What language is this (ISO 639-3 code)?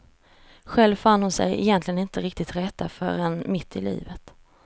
swe